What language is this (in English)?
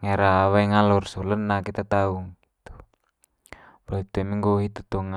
Manggarai